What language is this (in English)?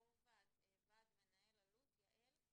Hebrew